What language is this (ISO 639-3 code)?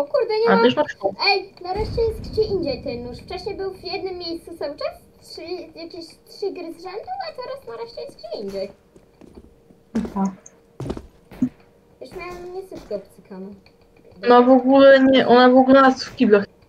pol